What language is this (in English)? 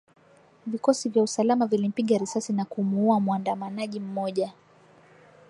Swahili